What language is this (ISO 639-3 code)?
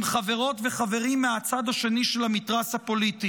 heb